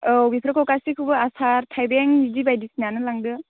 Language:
Bodo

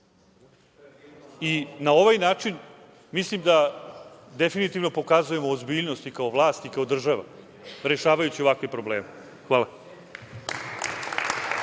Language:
Serbian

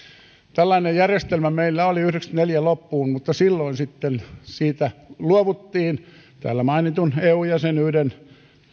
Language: Finnish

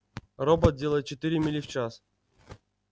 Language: Russian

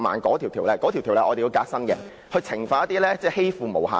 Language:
Cantonese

